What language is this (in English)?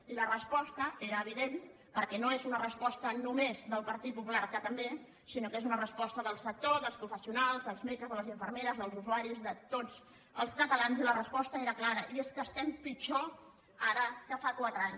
Catalan